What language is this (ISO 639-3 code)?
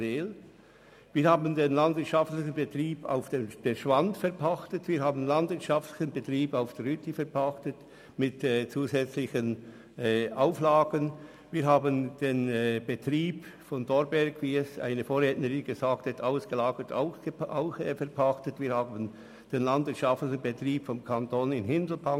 gsw